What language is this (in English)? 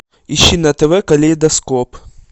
Russian